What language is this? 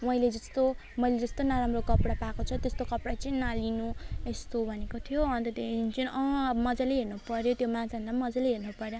Nepali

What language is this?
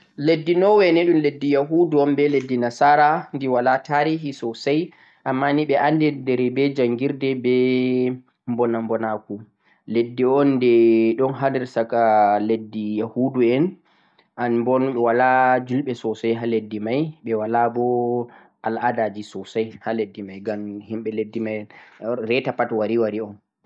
Central-Eastern Niger Fulfulde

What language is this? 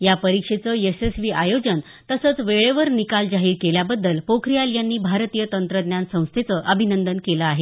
Marathi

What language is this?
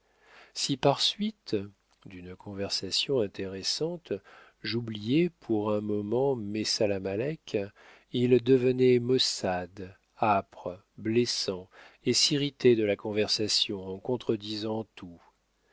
French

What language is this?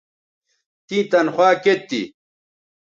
Bateri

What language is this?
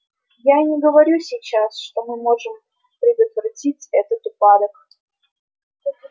Russian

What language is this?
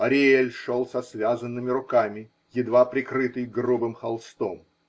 Russian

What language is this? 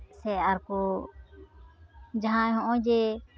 Santali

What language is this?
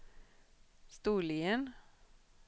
Swedish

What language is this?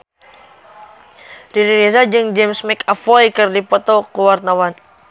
Sundanese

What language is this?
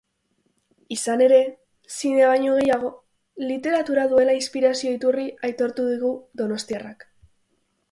Basque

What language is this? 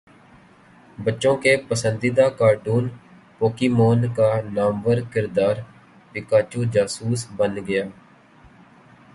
Urdu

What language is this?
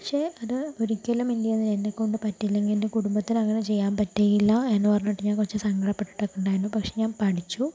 Malayalam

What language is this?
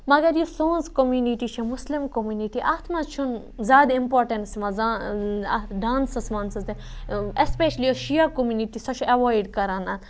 Kashmiri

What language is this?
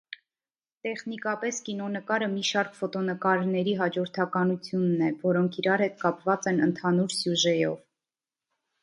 Armenian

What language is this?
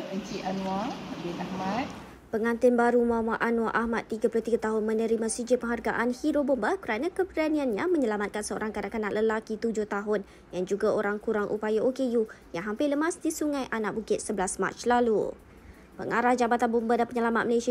Malay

